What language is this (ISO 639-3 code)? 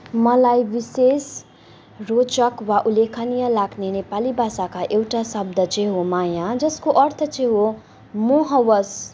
nep